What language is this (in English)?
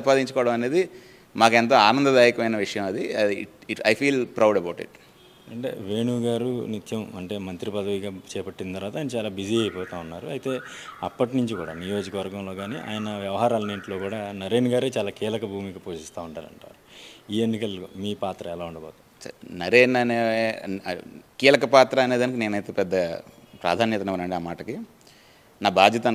Telugu